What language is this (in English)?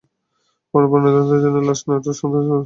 Bangla